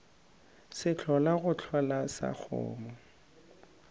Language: Northern Sotho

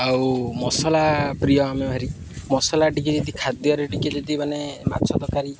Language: Odia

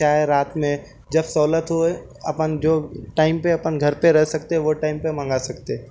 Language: Urdu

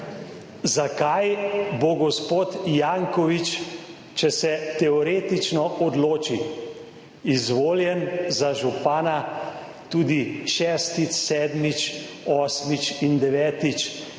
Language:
Slovenian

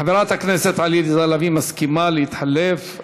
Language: Hebrew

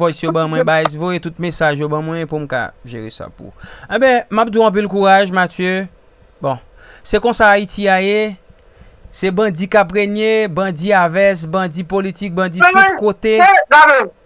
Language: French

